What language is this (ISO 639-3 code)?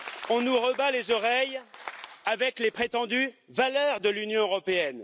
fra